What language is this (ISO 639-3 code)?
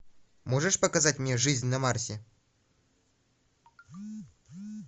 rus